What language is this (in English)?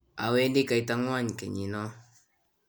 Kalenjin